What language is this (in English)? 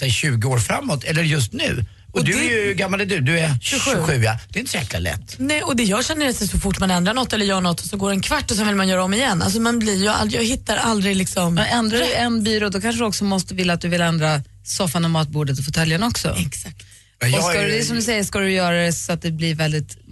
Swedish